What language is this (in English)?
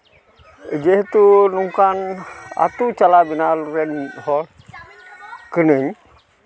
Santali